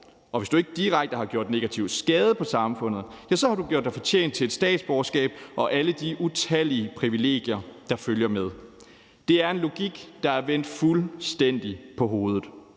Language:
Danish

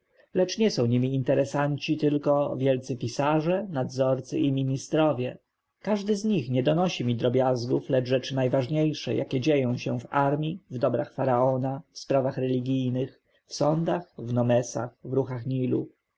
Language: Polish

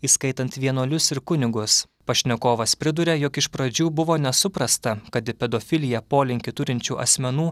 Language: Lithuanian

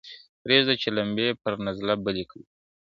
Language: Pashto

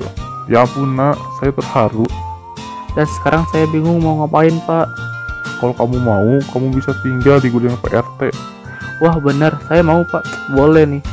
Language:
Indonesian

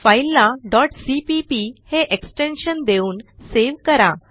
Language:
Marathi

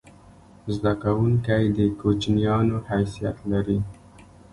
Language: Pashto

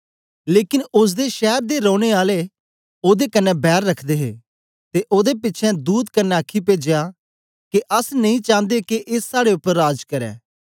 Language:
Dogri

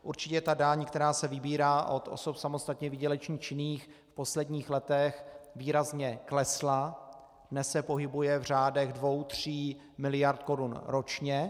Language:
Czech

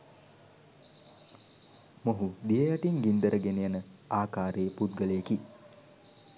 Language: Sinhala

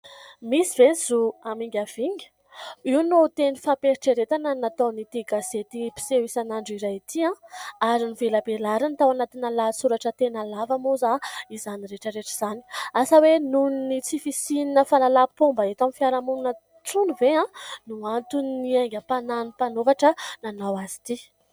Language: Malagasy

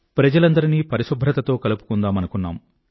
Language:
Telugu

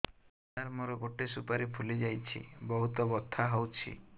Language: Odia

